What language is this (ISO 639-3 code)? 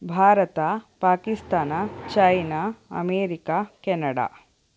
kan